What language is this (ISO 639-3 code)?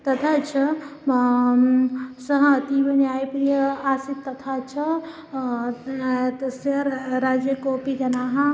san